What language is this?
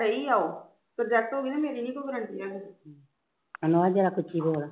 Punjabi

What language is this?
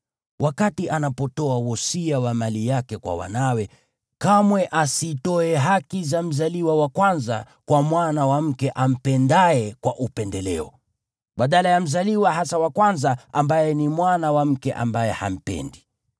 Swahili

